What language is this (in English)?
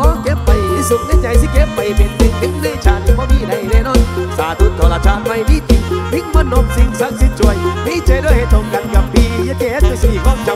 Thai